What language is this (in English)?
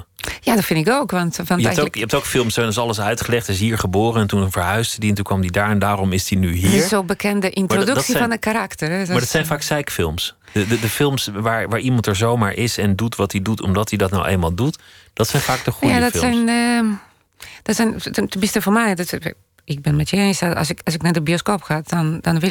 Dutch